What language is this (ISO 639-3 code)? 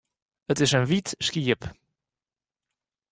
fry